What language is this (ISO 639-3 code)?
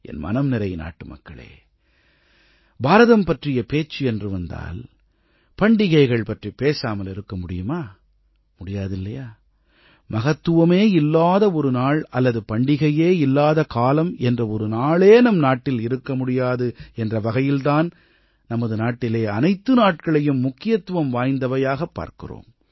tam